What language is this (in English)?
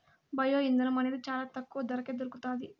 Telugu